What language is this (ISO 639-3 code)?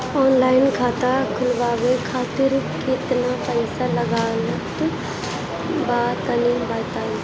bho